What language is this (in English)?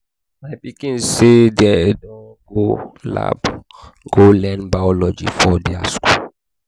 Nigerian Pidgin